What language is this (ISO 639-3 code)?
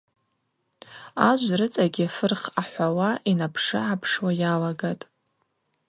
abq